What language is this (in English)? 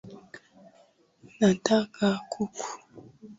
Swahili